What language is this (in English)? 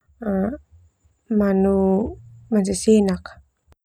Termanu